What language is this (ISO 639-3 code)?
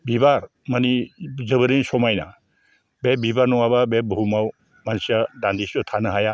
brx